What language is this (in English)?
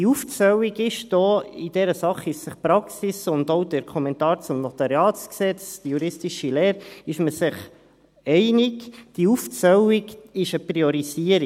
Swiss German